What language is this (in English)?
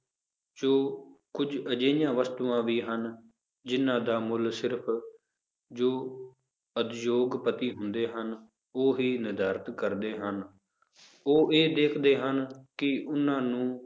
Punjabi